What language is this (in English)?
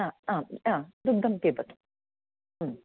Sanskrit